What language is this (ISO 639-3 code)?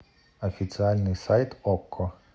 rus